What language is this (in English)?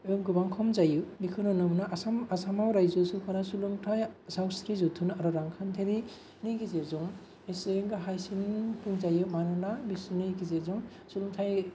Bodo